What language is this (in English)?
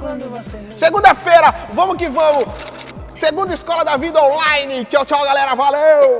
Portuguese